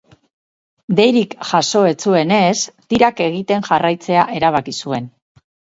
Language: Basque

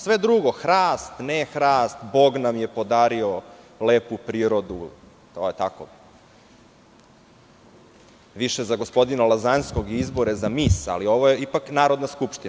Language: Serbian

